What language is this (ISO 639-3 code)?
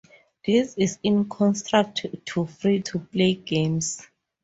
eng